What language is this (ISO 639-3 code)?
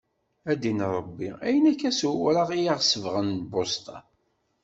kab